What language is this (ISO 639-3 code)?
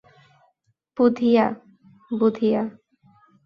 ben